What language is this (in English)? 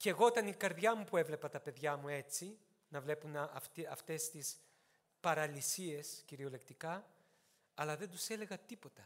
Greek